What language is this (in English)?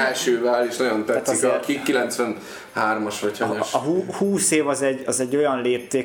Hungarian